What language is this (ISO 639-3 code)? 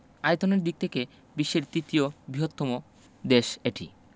ben